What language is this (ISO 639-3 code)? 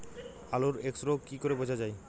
ben